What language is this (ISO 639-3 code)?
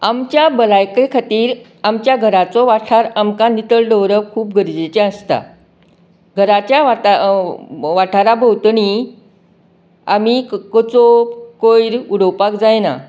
kok